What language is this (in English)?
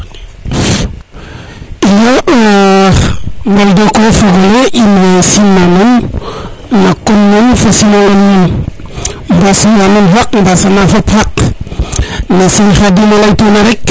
Serer